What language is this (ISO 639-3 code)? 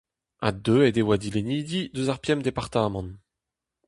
bre